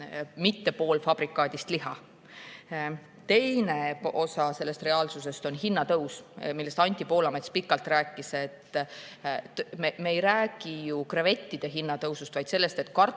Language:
Estonian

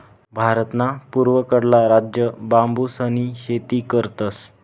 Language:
Marathi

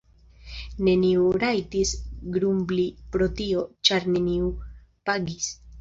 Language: Esperanto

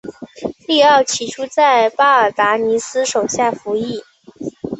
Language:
Chinese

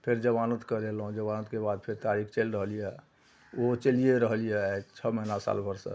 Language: Maithili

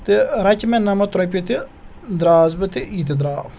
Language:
Kashmiri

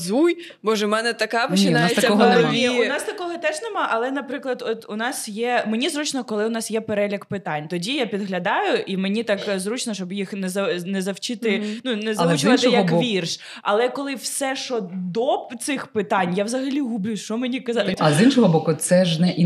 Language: Ukrainian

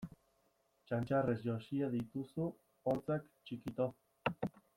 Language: Basque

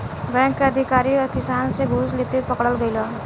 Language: Bhojpuri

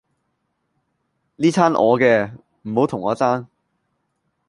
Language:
Cantonese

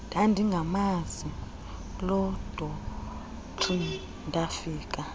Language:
Xhosa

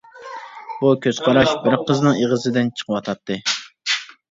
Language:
Uyghur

